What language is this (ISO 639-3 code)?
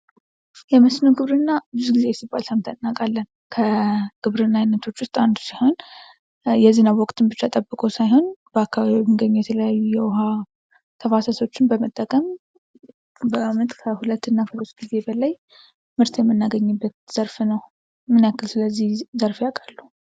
amh